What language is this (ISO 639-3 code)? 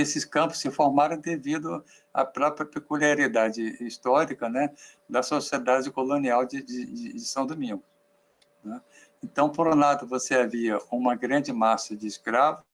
por